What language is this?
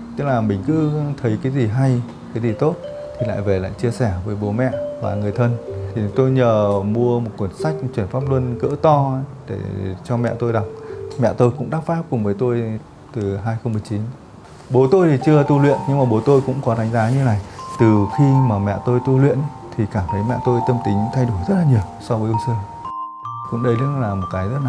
Vietnamese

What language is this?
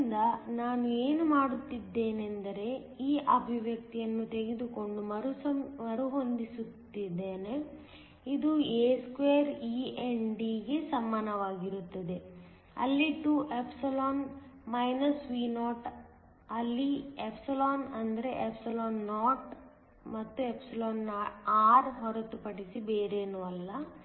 Kannada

